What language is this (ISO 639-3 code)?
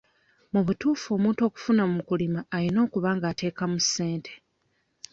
lug